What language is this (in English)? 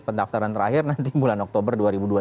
Indonesian